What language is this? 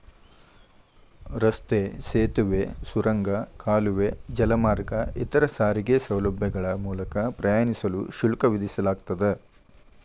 Kannada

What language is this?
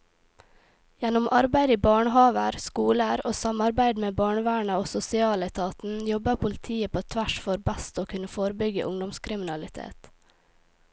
Norwegian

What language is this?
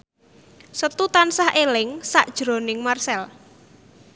Javanese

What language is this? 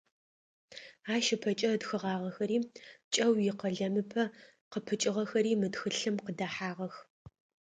Adyghe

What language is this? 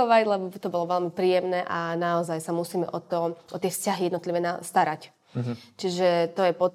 Slovak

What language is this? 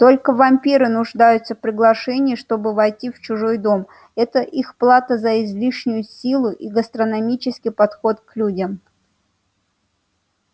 Russian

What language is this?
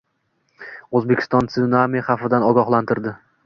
Uzbek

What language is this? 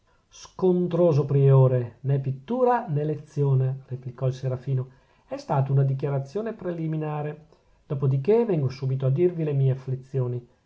Italian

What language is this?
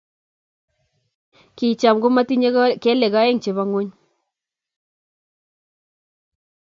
Kalenjin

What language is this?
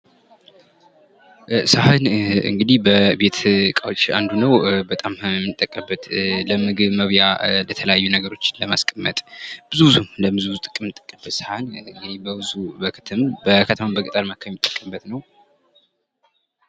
Amharic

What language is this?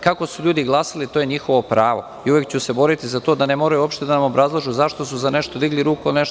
Serbian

